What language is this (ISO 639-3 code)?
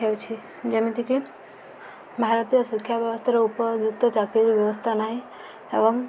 ori